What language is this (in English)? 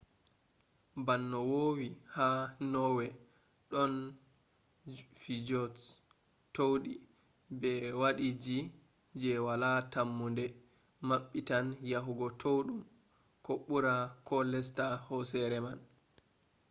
Fula